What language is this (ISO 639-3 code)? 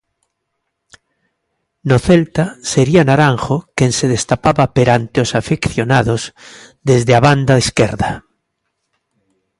glg